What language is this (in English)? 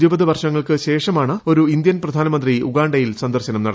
Malayalam